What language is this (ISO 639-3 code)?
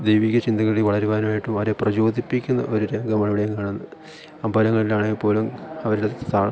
mal